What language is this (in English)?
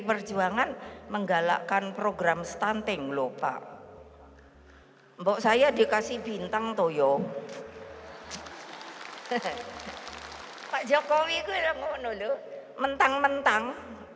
Indonesian